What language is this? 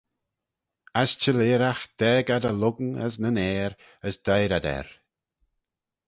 Manx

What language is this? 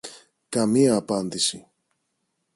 Greek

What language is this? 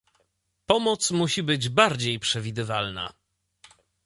Polish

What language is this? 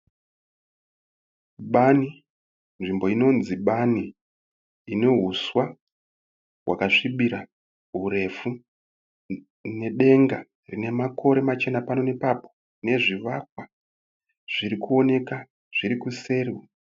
Shona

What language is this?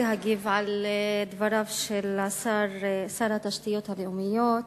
Hebrew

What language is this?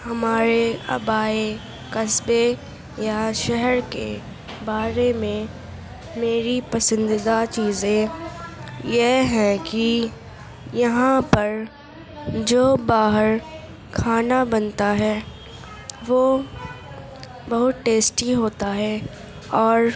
Urdu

